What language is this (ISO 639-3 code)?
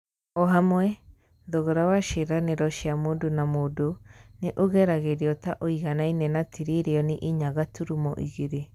kik